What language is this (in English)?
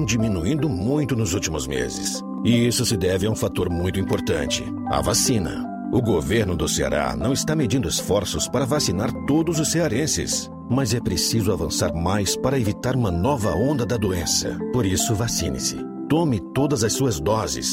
Portuguese